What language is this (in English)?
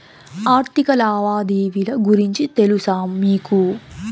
Telugu